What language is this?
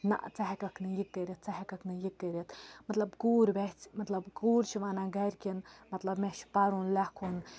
Kashmiri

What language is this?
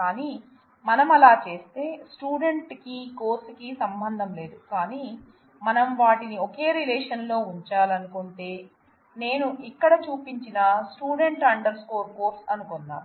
Telugu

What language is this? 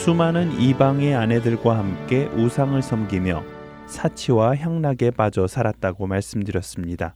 Korean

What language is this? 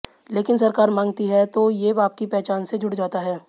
Hindi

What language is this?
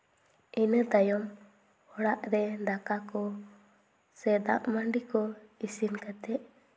Santali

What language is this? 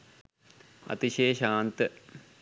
Sinhala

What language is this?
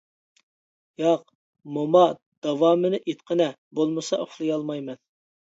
Uyghur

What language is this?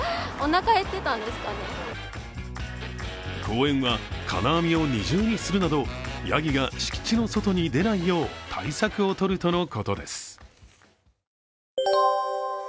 Japanese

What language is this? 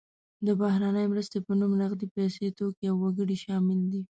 Pashto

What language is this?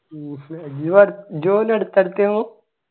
Malayalam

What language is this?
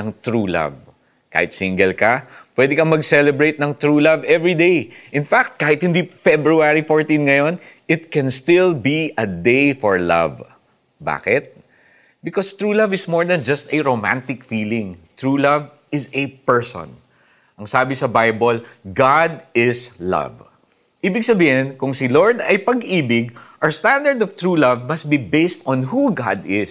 Filipino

